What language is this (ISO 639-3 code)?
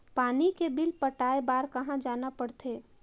hne